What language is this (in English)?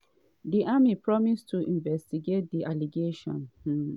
Nigerian Pidgin